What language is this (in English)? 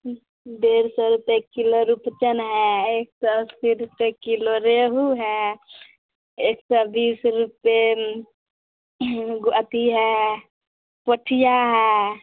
Maithili